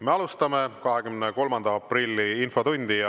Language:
Estonian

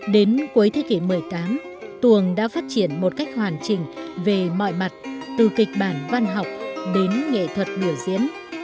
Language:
Vietnamese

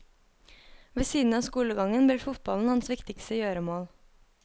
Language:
Norwegian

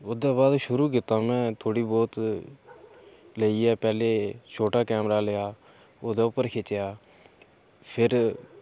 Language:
Dogri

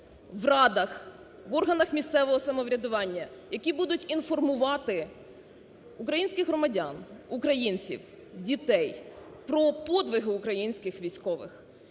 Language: Ukrainian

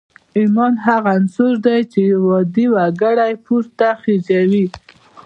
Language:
Pashto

